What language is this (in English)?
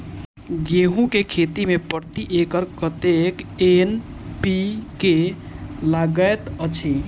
Maithili